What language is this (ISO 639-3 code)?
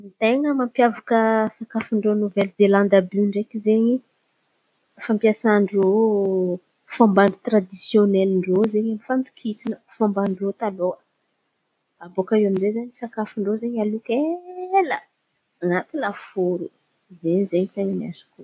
xmv